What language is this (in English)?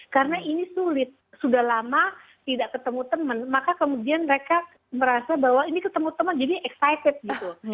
Indonesian